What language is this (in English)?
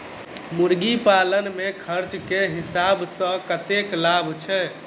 Maithili